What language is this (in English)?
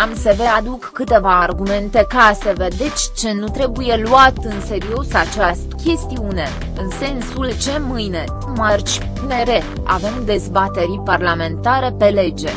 Romanian